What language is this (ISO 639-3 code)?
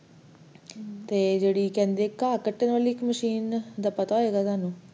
pan